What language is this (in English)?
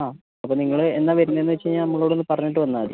Malayalam